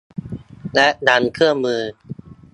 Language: Thai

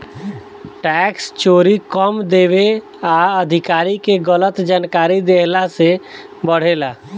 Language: Bhojpuri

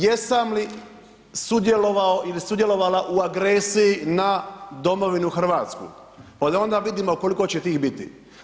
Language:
Croatian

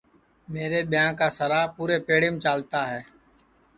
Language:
Sansi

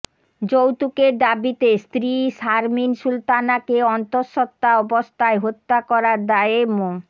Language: Bangla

